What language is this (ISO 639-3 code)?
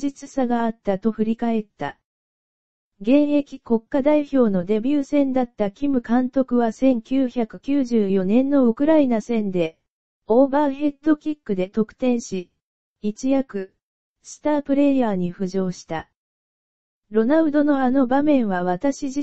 jpn